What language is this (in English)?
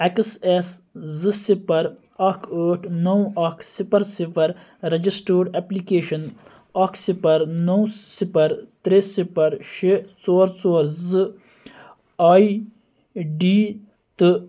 Kashmiri